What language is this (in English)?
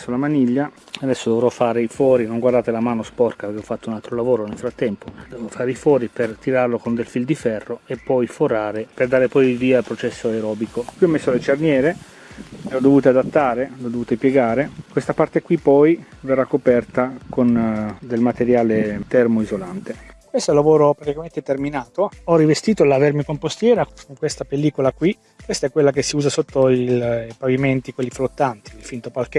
Italian